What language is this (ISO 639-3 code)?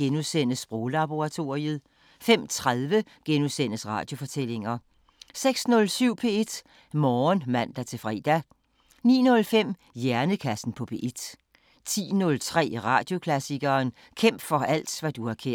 dan